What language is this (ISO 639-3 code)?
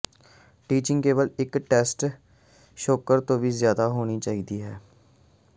pan